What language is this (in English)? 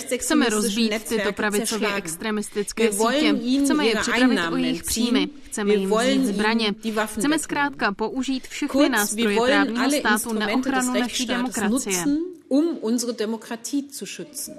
Czech